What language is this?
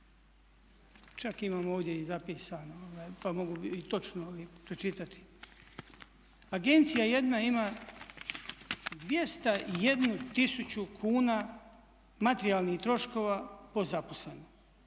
Croatian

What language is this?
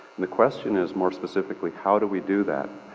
English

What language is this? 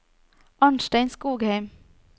Norwegian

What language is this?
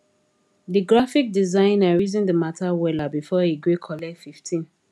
Nigerian Pidgin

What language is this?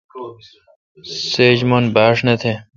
Kalkoti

